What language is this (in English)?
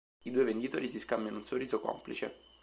Italian